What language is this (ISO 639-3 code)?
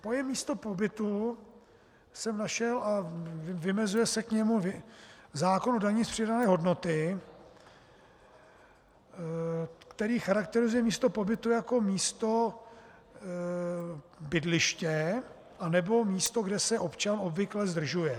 ces